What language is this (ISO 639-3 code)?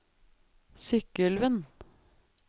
nor